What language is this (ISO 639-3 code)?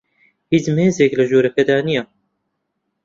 ckb